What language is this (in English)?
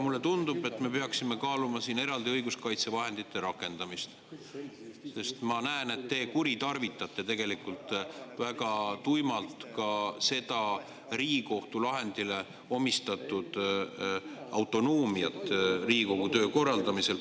Estonian